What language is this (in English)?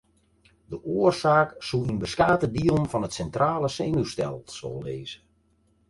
Western Frisian